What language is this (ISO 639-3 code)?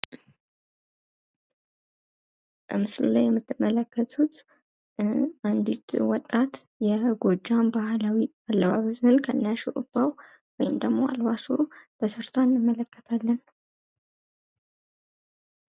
amh